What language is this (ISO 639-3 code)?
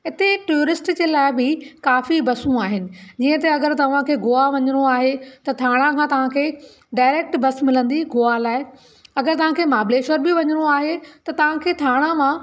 snd